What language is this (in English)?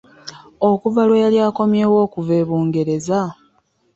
Ganda